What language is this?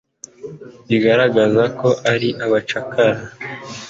Kinyarwanda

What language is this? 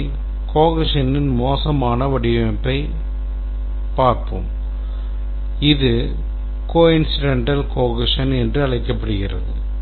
Tamil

